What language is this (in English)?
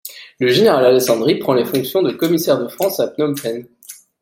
French